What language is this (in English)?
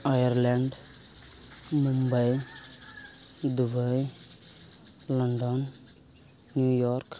Santali